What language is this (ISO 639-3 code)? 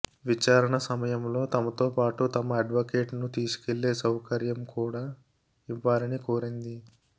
tel